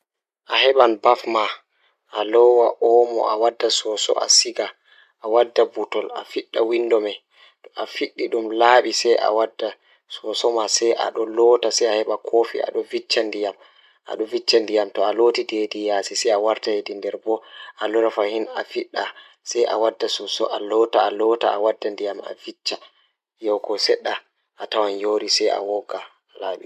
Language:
Fula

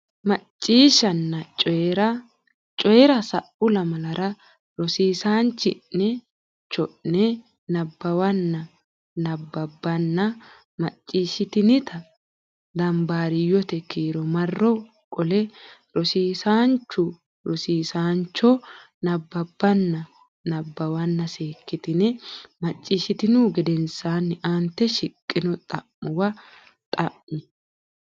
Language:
Sidamo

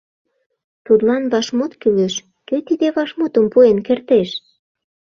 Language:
Mari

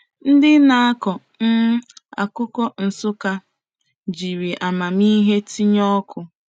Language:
Igbo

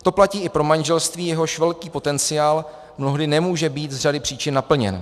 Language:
Czech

